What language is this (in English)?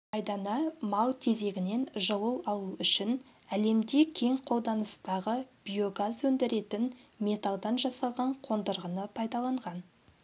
Kazakh